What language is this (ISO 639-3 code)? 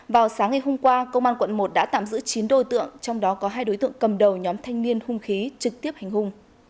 vie